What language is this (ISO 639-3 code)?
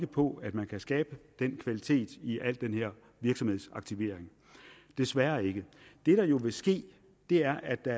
dan